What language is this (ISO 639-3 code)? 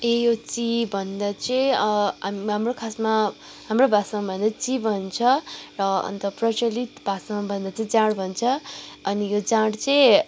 nep